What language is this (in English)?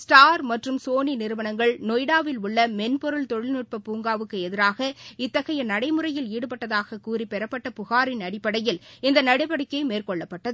Tamil